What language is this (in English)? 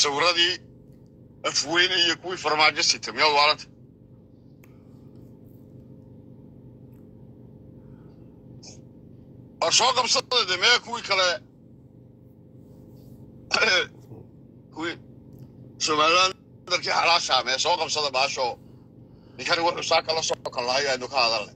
Arabic